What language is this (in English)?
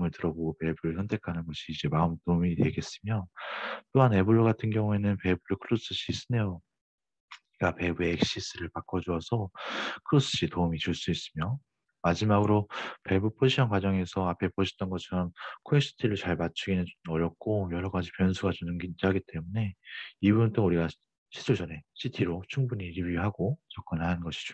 Korean